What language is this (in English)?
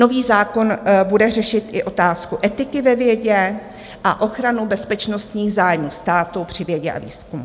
Czech